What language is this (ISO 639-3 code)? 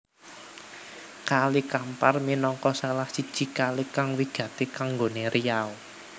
jav